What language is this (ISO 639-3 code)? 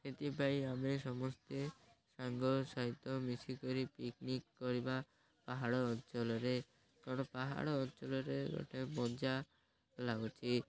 ori